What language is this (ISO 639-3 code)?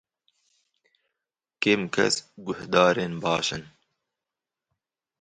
kur